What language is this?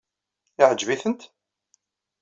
Kabyle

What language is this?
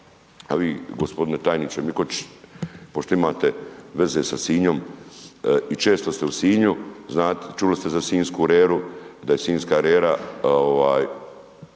Croatian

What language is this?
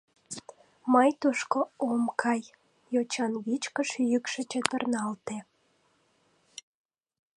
Mari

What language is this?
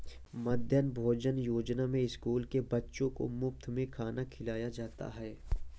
Hindi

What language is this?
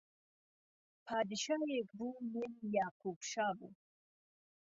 Central Kurdish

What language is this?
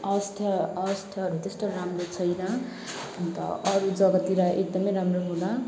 Nepali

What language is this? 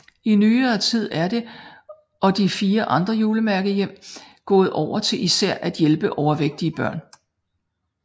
Danish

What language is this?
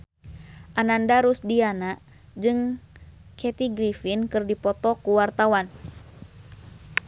Sundanese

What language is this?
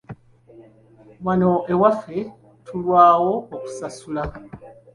Ganda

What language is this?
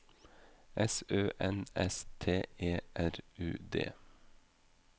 Norwegian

